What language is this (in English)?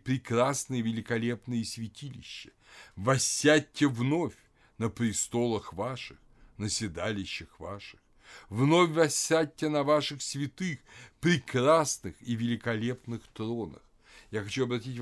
Russian